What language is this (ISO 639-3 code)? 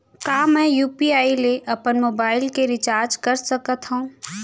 hne